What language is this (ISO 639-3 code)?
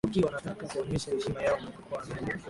swa